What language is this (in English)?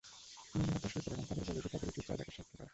Bangla